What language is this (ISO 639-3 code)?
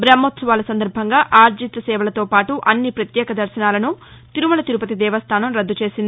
tel